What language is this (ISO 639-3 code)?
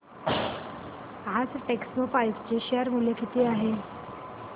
mar